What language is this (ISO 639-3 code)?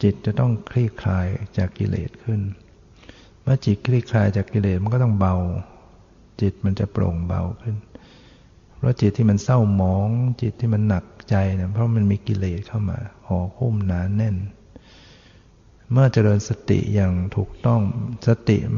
tha